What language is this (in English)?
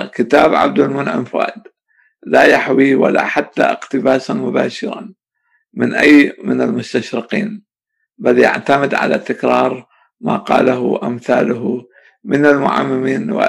Arabic